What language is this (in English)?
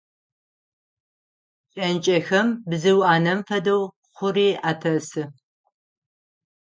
Adyghe